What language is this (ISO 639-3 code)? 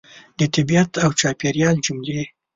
pus